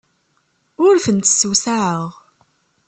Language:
Kabyle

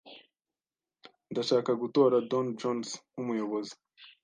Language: Kinyarwanda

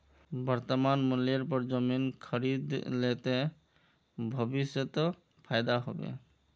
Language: Magahi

